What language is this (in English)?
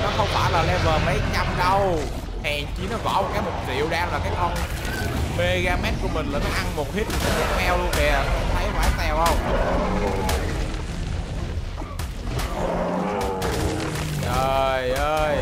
Vietnamese